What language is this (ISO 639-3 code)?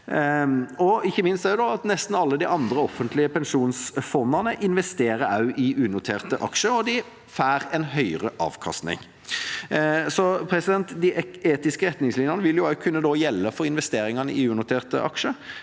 nor